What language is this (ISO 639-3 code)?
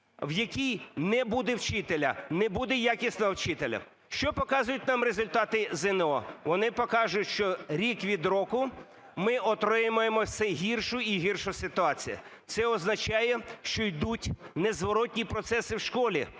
ukr